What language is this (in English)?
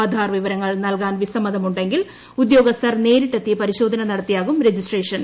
Malayalam